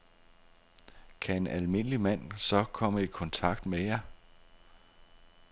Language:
Danish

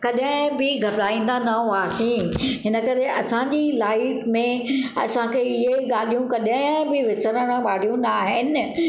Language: Sindhi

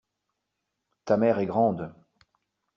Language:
French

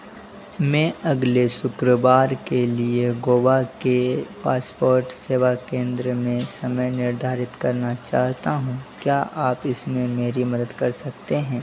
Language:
Hindi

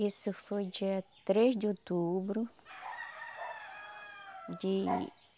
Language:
Portuguese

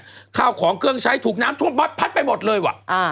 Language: Thai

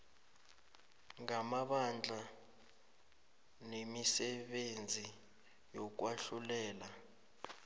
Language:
South Ndebele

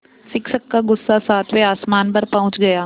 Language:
Hindi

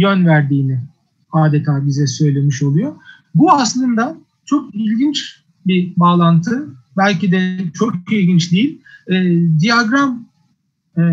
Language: Turkish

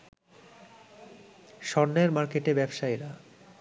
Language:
Bangla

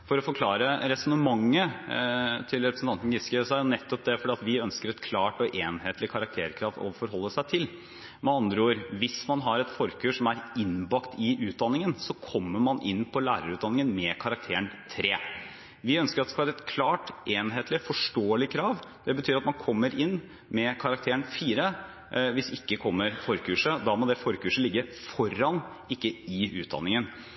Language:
Norwegian Bokmål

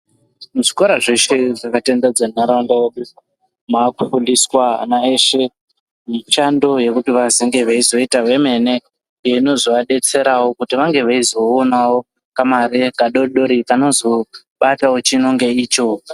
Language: Ndau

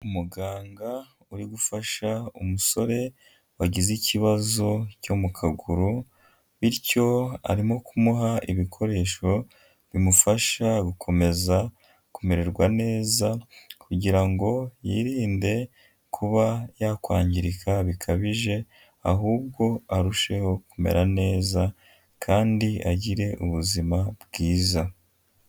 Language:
Kinyarwanda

